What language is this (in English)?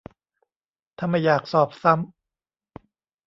Thai